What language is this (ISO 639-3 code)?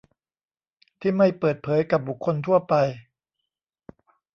tha